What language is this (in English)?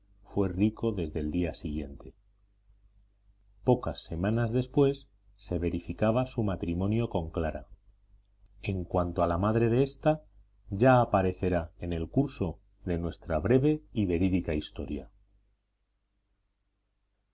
Spanish